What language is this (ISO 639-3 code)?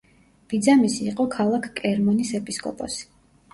kat